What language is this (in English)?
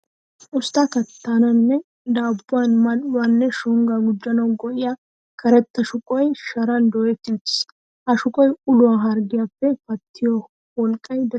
Wolaytta